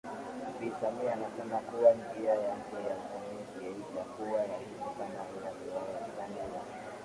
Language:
Swahili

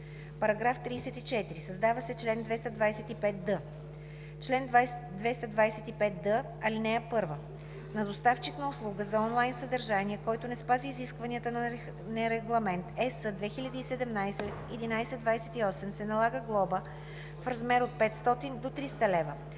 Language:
Bulgarian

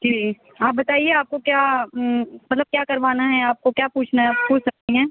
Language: Urdu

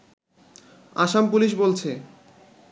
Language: Bangla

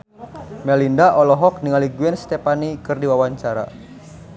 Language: Sundanese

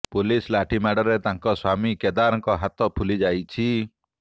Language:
Odia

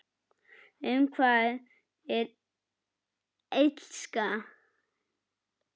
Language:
Icelandic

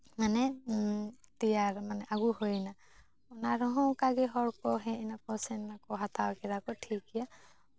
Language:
Santali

